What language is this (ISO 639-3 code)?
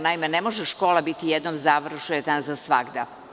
srp